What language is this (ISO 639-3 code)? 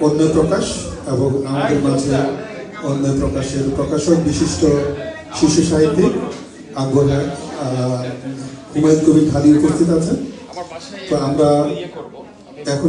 ben